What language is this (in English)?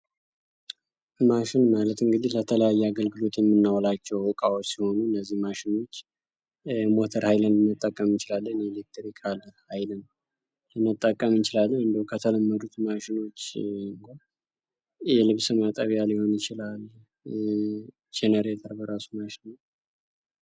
Amharic